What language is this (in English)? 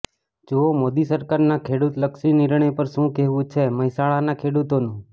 Gujarati